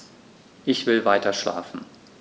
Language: German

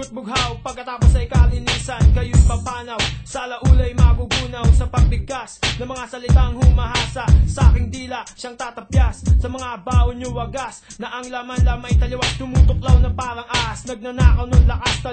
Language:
Filipino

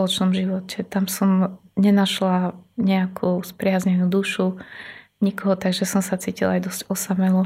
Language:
Slovak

